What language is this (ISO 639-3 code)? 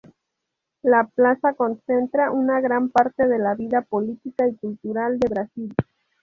spa